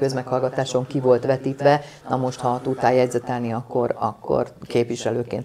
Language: Hungarian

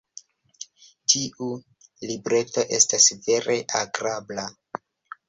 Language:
Esperanto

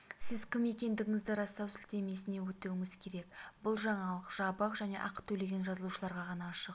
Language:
Kazakh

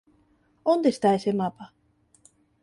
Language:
Galician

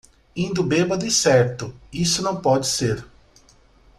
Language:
Portuguese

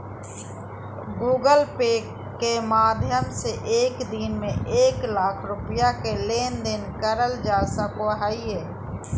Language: Magahi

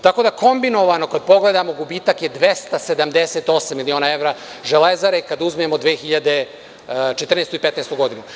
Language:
Serbian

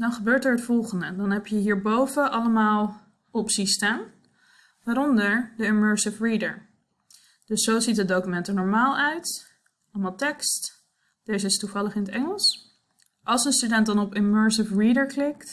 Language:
Dutch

